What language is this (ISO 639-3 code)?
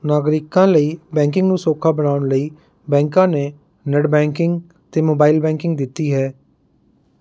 pan